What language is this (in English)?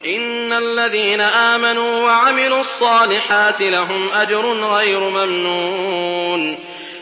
Arabic